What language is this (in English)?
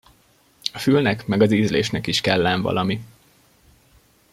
Hungarian